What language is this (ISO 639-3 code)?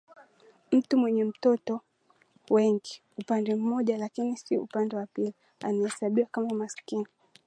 swa